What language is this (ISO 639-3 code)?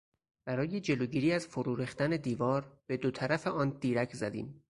fas